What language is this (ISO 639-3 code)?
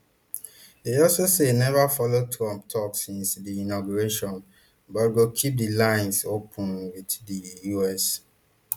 pcm